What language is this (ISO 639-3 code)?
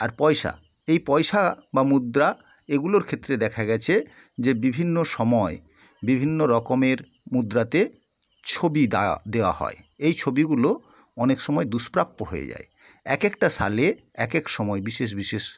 ben